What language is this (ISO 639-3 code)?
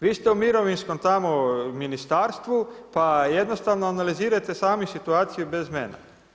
hrv